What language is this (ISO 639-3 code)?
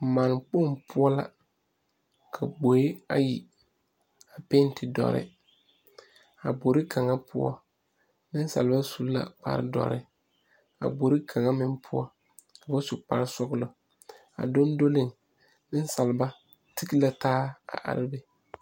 dga